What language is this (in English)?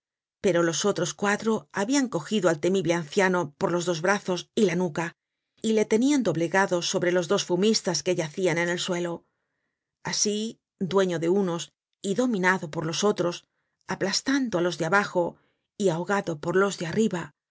Spanish